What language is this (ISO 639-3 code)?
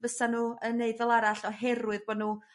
cym